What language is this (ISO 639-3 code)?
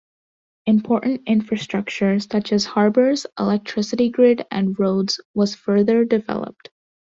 eng